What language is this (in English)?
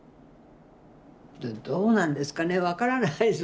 Japanese